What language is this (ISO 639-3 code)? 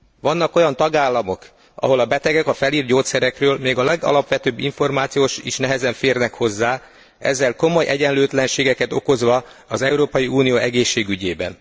hun